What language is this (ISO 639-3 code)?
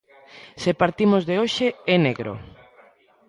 glg